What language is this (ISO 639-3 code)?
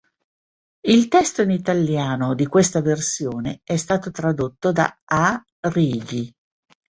ita